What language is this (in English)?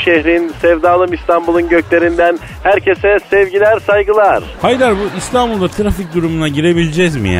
Turkish